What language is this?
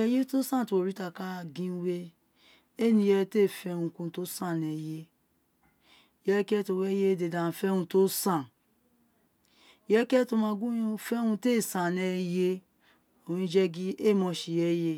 Isekiri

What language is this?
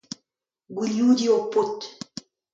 Breton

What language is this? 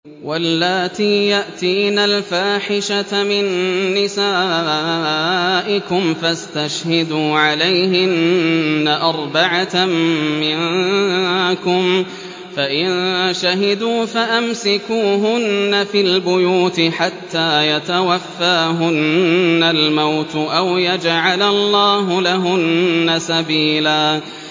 Arabic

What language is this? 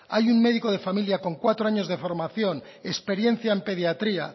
Spanish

